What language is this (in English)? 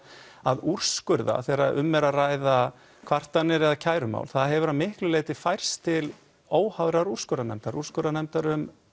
Icelandic